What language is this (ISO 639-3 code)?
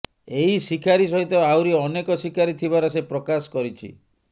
ori